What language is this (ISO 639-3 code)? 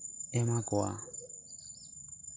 sat